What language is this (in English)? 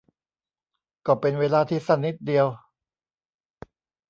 Thai